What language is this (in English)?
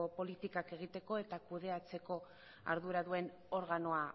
Basque